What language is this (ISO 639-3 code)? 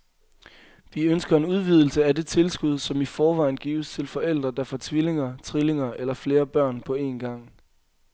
dan